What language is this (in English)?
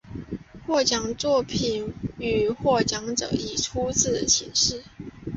Chinese